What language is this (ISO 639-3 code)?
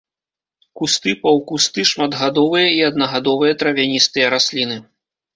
bel